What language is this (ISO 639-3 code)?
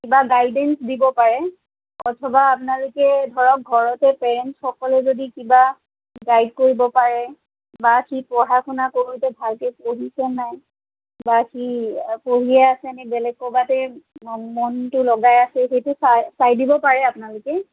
asm